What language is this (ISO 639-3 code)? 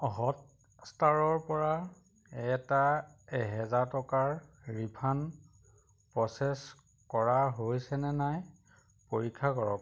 asm